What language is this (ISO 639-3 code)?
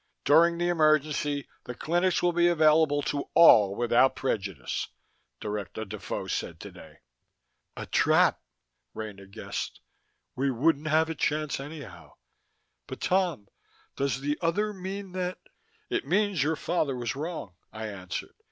eng